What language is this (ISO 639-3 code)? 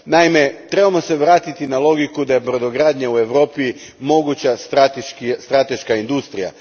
hrv